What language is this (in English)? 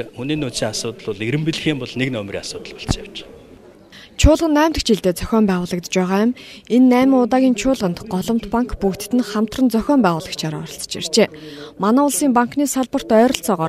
Russian